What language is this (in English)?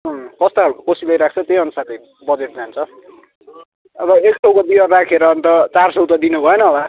Nepali